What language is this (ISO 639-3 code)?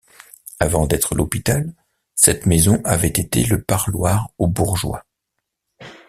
fra